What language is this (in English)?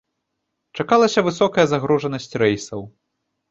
Belarusian